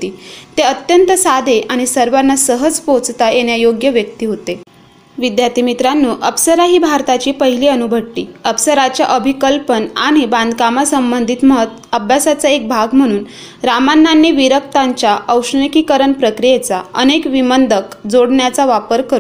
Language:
Marathi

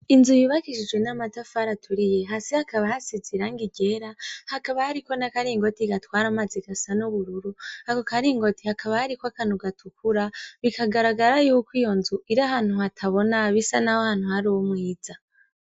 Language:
Rundi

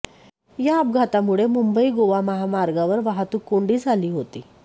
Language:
Marathi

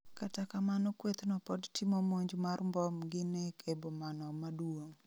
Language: Luo (Kenya and Tanzania)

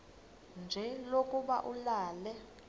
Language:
Xhosa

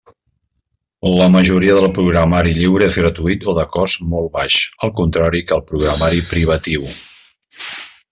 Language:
Catalan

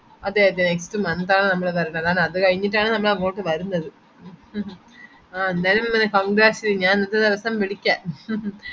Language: Malayalam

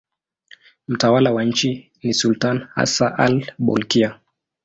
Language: Swahili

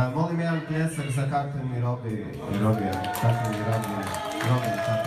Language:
Croatian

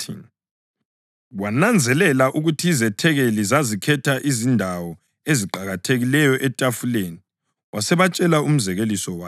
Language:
North Ndebele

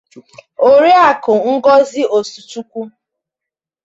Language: Igbo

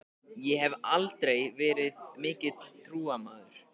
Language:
Icelandic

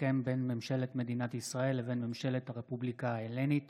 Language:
Hebrew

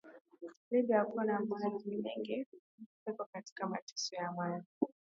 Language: Swahili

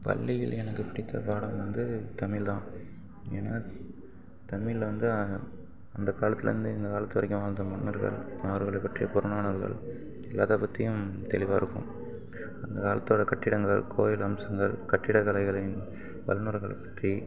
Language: Tamil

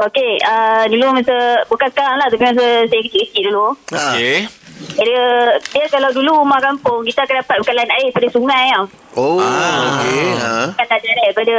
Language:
Malay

